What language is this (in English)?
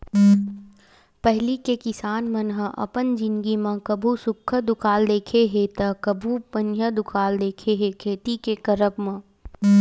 Chhattisgarhi